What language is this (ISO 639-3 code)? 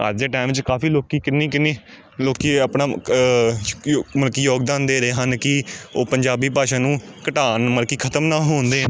pan